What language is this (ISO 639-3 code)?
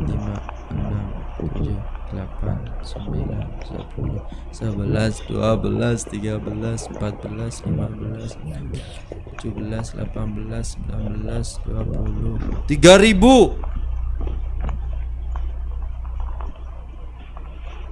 ind